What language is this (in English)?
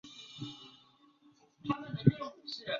Chinese